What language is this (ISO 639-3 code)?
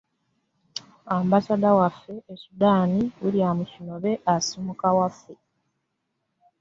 lug